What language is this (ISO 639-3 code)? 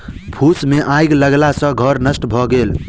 mai